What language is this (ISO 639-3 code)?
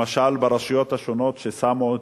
heb